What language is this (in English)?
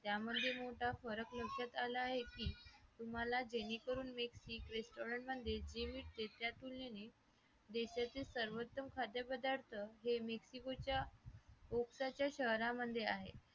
Marathi